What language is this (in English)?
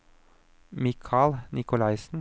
Norwegian